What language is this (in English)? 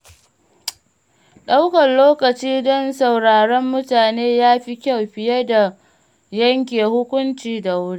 Hausa